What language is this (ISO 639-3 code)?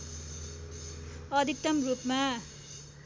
nep